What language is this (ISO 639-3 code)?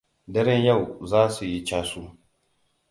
hau